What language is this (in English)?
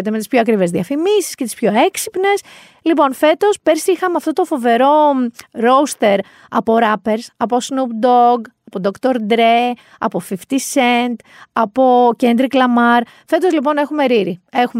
Greek